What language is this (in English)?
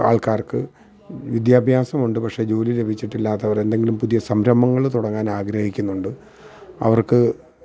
Malayalam